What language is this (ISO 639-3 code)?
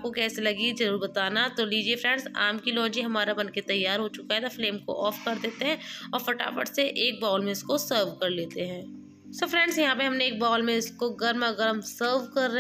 hin